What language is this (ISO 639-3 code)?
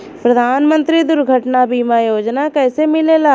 bho